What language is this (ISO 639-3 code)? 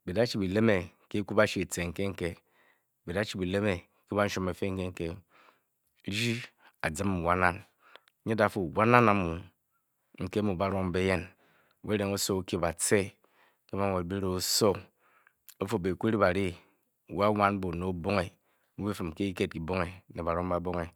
bky